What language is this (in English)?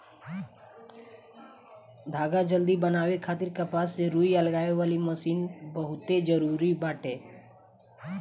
Bhojpuri